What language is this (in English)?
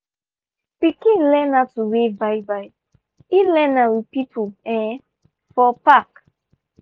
Nigerian Pidgin